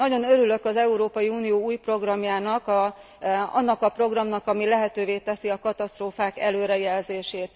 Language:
Hungarian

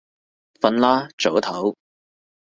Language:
Cantonese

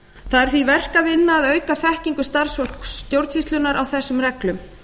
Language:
Icelandic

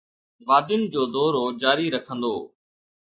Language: Sindhi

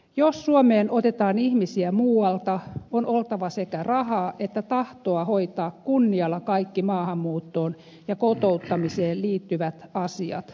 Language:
Finnish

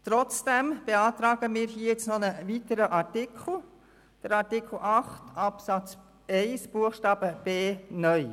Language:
Swiss German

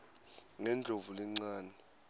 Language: Swati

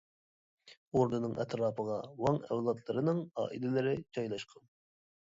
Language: Uyghur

